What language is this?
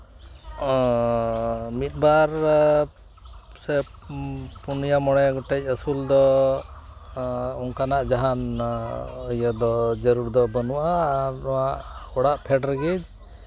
Santali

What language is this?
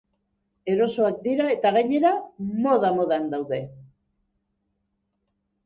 Basque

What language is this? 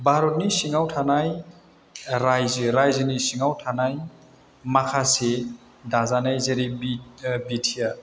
Bodo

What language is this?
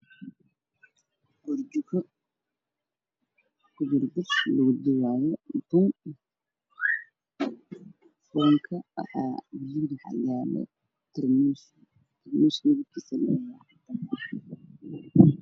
Somali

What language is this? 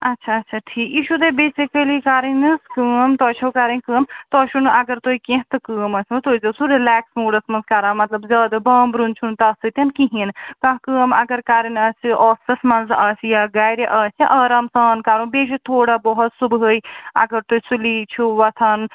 Kashmiri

